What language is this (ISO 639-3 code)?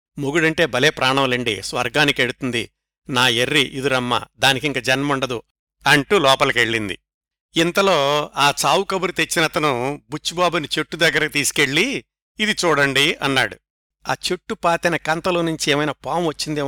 tel